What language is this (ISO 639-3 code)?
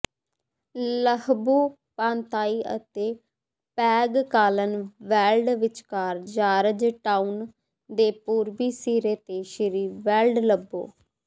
pan